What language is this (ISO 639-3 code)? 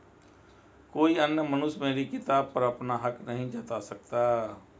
hin